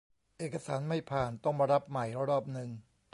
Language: Thai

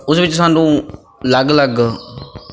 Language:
Punjabi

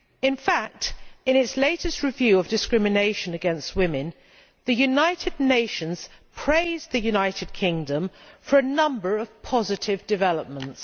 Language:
English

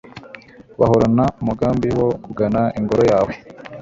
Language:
Kinyarwanda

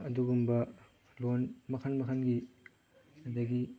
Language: Manipuri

